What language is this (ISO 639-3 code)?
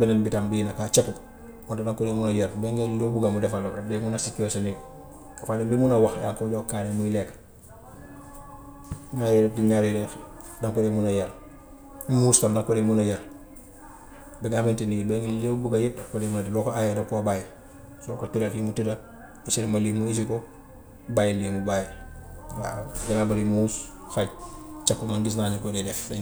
wof